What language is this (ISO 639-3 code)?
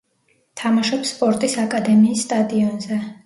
kat